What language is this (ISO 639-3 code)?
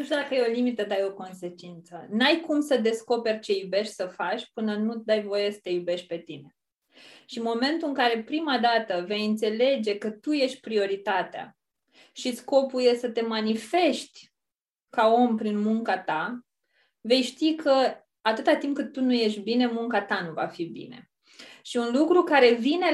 ron